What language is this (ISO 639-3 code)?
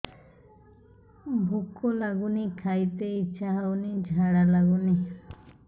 ori